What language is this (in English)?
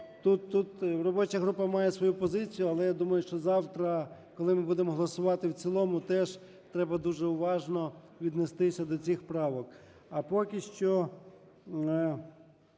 Ukrainian